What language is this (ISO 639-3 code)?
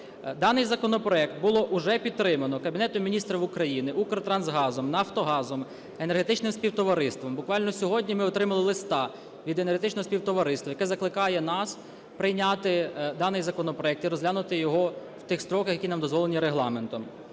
ukr